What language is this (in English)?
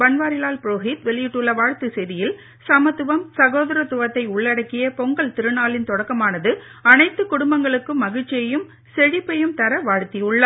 Tamil